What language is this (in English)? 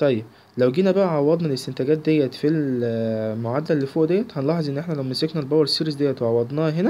Arabic